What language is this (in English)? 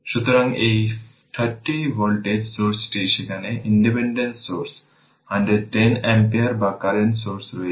Bangla